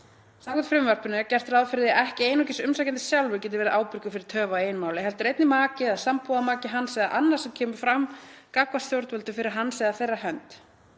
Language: Icelandic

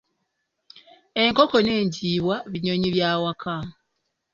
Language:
Ganda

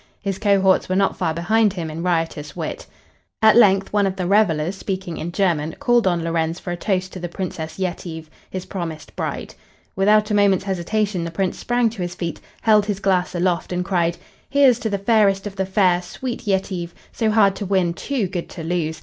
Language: English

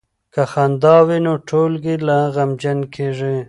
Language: Pashto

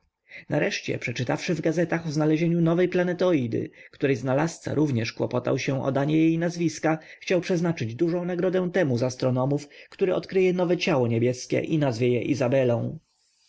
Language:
Polish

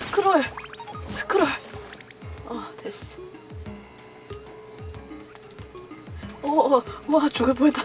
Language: Korean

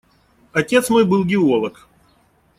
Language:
Russian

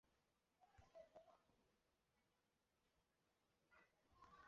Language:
Chinese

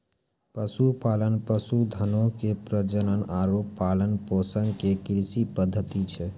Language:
Maithili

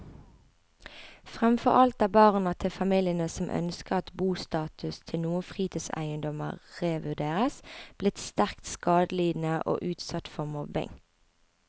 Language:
Norwegian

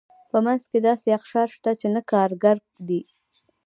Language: Pashto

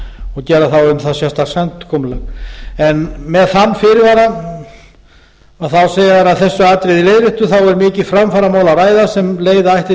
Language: Icelandic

